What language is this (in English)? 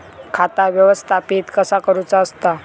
Marathi